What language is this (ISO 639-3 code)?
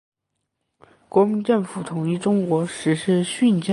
zho